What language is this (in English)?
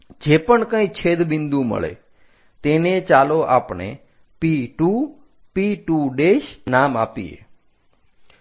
Gujarati